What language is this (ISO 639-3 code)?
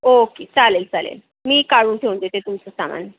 mar